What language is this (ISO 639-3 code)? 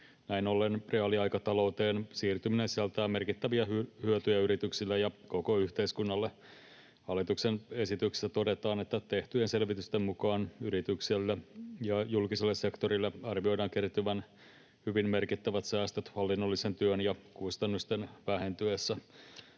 fin